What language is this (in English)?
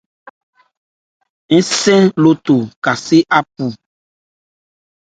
Ebrié